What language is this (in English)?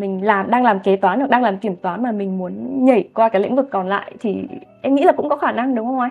Vietnamese